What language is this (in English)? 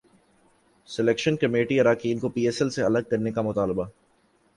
Urdu